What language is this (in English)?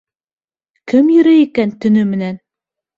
Bashkir